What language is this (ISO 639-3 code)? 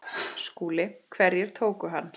isl